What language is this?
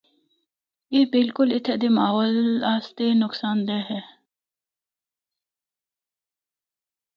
Northern Hindko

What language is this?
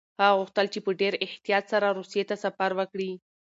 Pashto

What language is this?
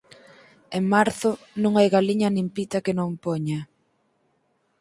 Galician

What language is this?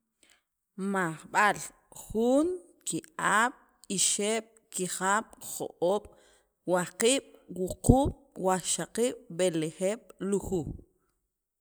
Sacapulteco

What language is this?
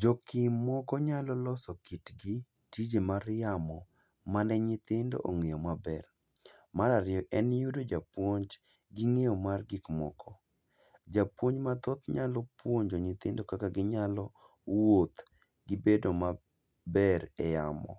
Luo (Kenya and Tanzania)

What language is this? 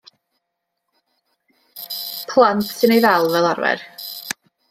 Welsh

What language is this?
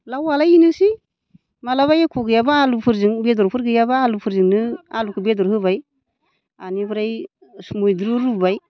Bodo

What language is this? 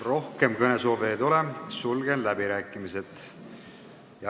Estonian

